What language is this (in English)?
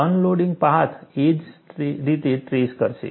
Gujarati